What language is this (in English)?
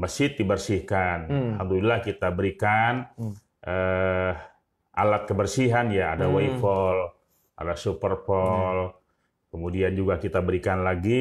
Indonesian